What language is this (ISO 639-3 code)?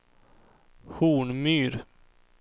swe